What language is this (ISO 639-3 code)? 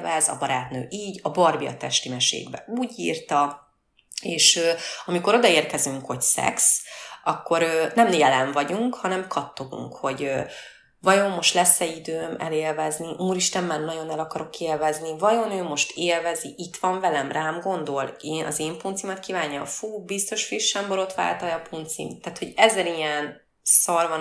hun